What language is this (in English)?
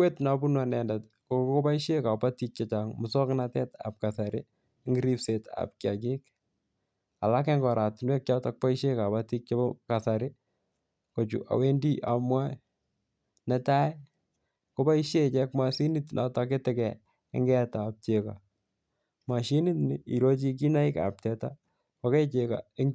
Kalenjin